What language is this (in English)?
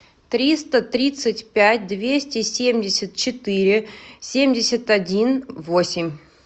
Russian